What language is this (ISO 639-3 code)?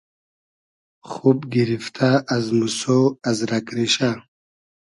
haz